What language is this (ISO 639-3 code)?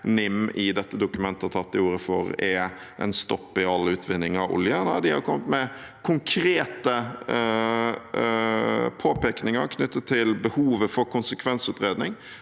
nor